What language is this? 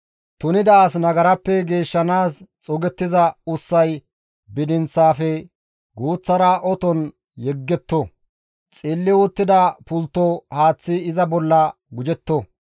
Gamo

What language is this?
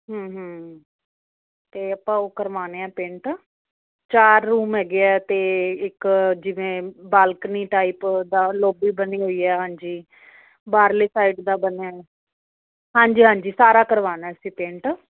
Punjabi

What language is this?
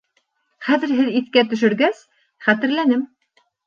Bashkir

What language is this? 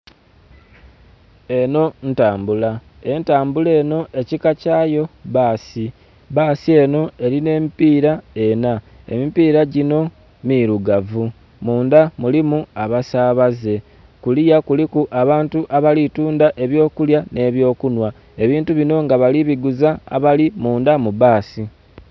Soga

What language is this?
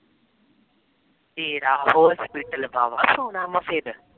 Punjabi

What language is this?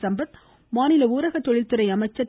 Tamil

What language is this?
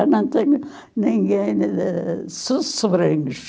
Portuguese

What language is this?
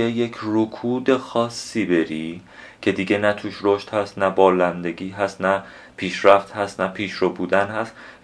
Persian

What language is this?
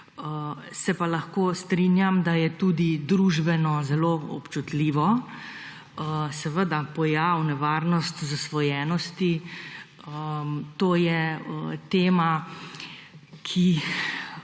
Slovenian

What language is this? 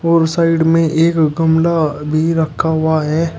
Hindi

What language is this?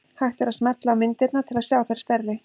Icelandic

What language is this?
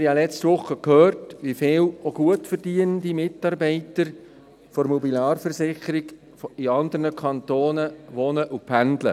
Swiss German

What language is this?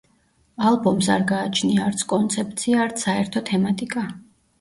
Georgian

